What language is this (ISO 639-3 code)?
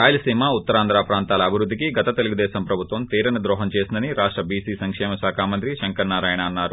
tel